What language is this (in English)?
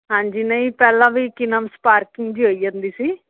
Punjabi